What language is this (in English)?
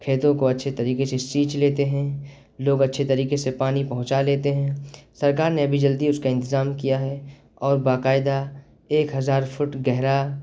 Urdu